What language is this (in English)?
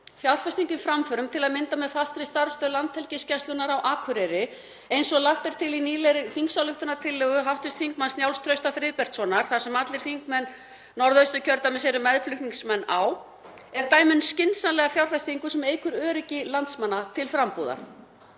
Icelandic